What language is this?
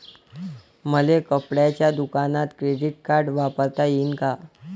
Marathi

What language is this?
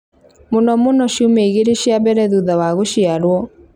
Kikuyu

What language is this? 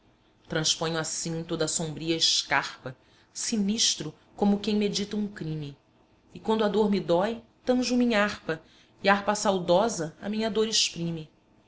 Portuguese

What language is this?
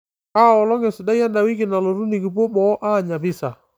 Masai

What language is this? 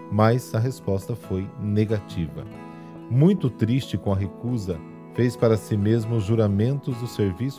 Portuguese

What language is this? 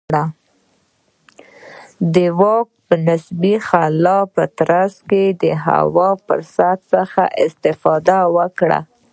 Pashto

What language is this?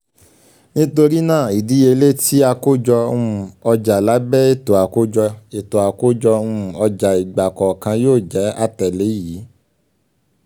Yoruba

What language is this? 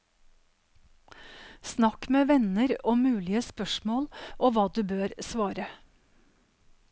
Norwegian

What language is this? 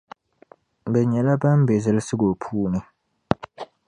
Dagbani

